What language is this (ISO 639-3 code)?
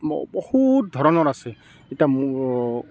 asm